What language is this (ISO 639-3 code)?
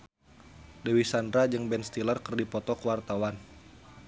sun